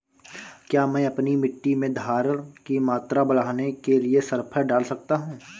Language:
Hindi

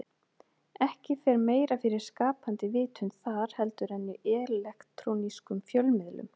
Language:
Icelandic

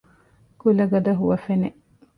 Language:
Divehi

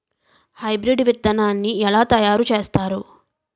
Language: Telugu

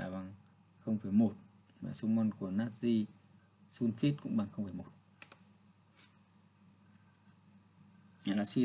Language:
Vietnamese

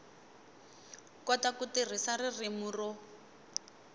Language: Tsonga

